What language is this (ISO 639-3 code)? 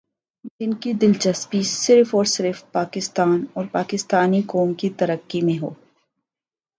urd